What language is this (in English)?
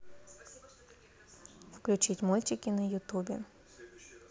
Russian